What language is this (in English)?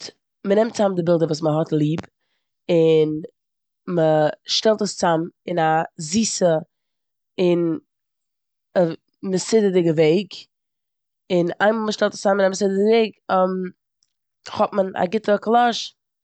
Yiddish